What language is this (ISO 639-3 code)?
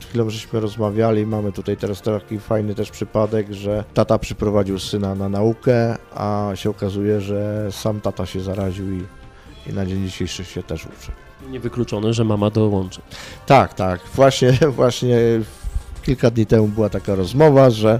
pol